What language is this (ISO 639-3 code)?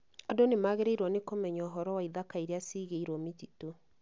kik